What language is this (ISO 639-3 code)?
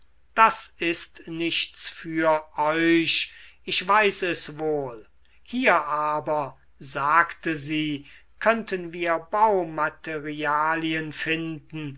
deu